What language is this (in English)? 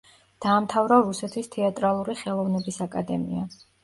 Georgian